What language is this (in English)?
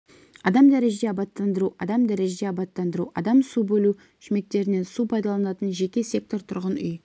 Kazakh